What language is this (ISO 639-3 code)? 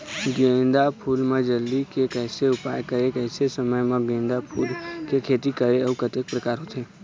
hne